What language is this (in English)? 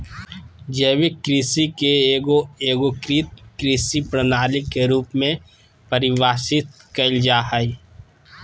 Magahi